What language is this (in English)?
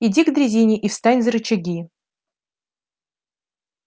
Russian